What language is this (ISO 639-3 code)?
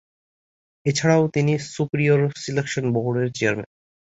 ben